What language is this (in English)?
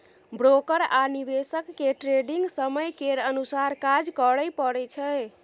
Maithili